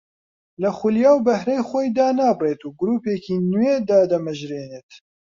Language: Central Kurdish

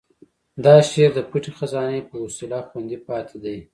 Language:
Pashto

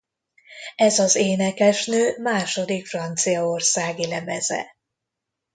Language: Hungarian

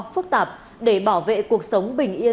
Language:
Vietnamese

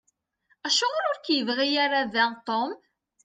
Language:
Kabyle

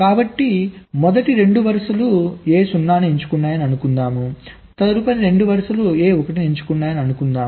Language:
Telugu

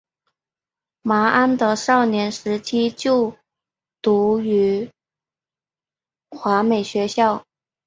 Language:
Chinese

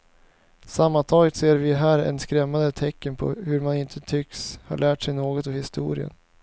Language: Swedish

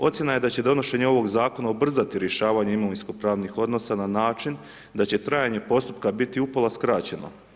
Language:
Croatian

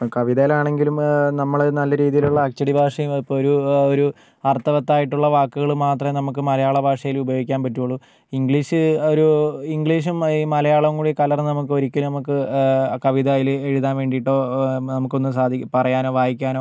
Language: Malayalam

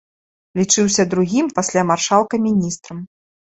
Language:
Belarusian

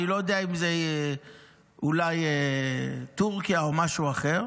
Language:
Hebrew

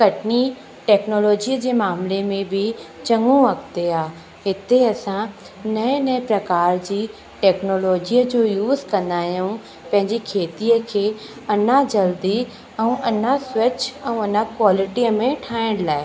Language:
Sindhi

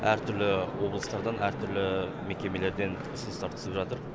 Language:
Kazakh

